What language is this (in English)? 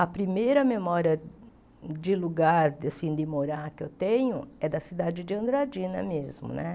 Portuguese